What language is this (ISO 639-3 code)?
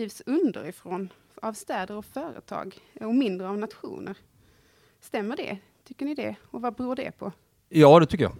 swe